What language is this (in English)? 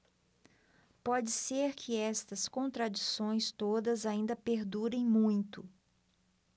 Portuguese